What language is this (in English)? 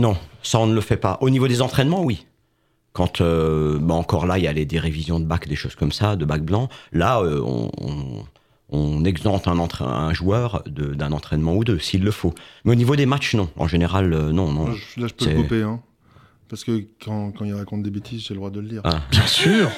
French